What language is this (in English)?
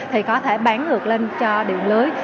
Vietnamese